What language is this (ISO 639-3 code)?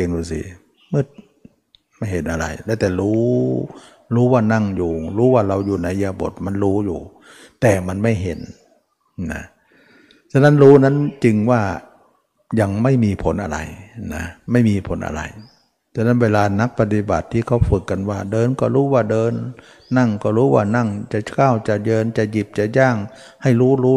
tha